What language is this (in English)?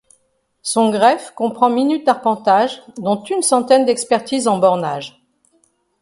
French